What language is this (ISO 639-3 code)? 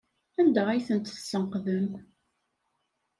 kab